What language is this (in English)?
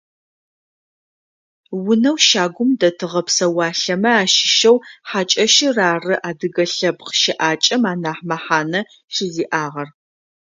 Adyghe